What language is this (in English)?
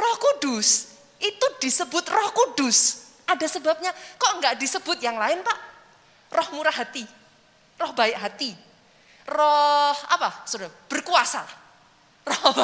Indonesian